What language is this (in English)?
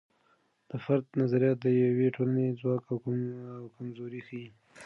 Pashto